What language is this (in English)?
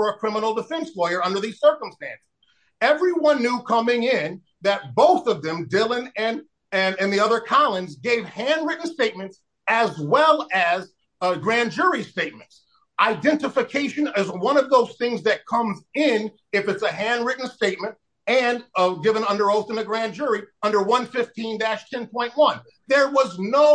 English